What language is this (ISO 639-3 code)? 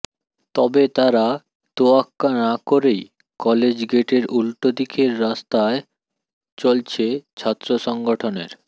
ben